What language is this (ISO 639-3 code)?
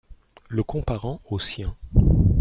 fra